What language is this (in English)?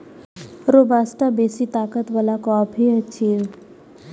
Maithili